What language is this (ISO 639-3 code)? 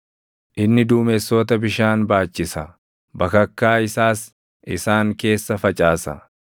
orm